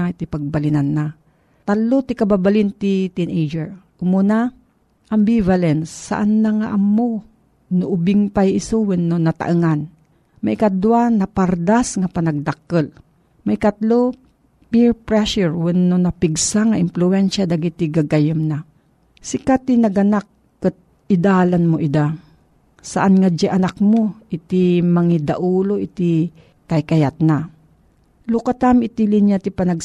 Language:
Filipino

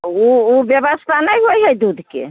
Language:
Maithili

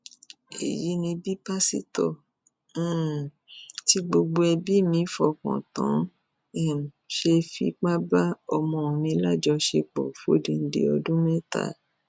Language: Yoruba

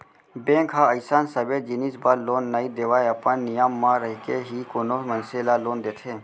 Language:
Chhattisgarhi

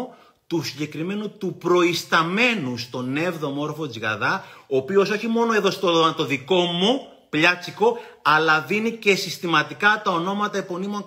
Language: Greek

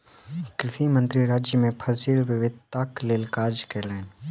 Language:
Maithili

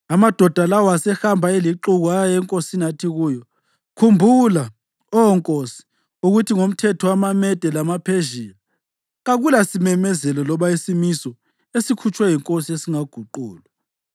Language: North Ndebele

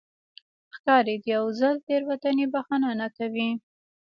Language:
Pashto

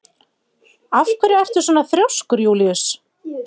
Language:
Icelandic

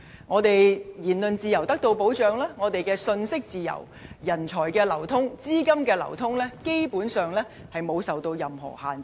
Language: Cantonese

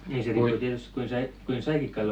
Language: Finnish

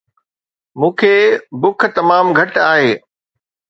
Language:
Sindhi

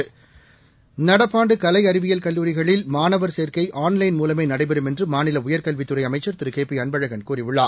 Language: Tamil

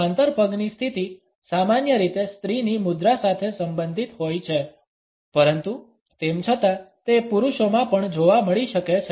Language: Gujarati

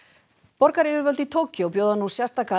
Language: Icelandic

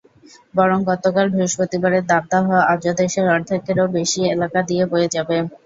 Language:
Bangla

